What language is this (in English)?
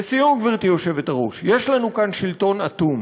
Hebrew